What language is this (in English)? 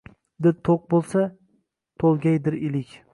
Uzbek